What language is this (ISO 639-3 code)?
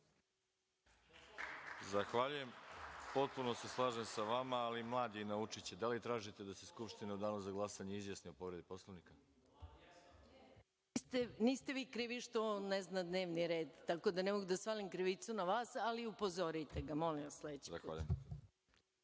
srp